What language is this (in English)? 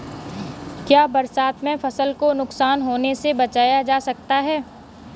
Hindi